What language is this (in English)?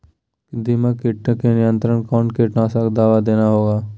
Magahi